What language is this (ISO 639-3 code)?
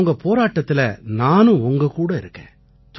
tam